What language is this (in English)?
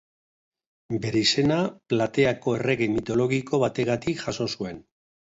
Basque